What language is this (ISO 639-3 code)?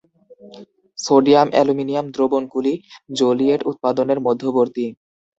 ben